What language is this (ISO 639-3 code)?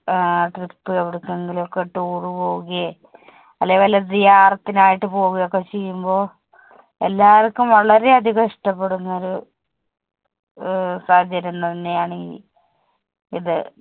mal